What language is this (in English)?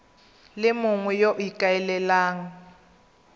Tswana